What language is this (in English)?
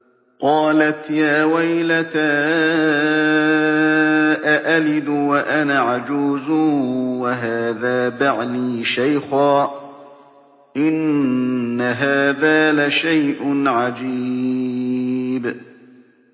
Arabic